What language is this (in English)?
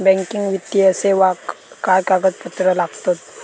Marathi